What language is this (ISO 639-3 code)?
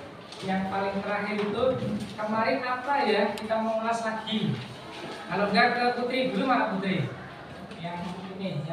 ind